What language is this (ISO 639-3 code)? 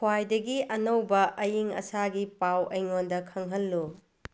mni